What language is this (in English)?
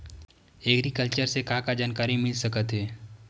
Chhattisgarhi